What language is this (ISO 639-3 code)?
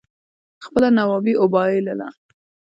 pus